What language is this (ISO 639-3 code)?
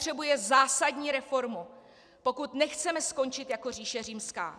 ces